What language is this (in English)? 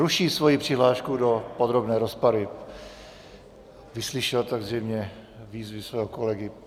Czech